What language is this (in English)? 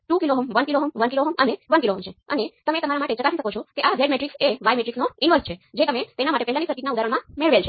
Gujarati